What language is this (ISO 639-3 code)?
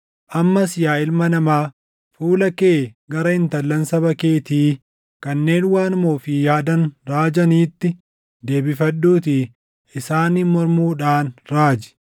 orm